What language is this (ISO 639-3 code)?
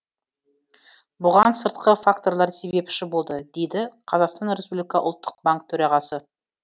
kaz